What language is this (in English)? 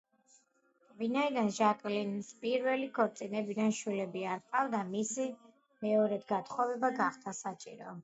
Georgian